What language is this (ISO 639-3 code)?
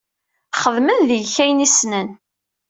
kab